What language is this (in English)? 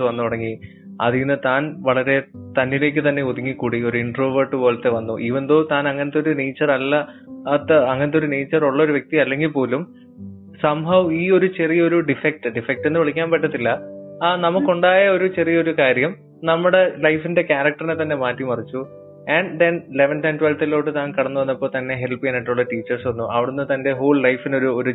Malayalam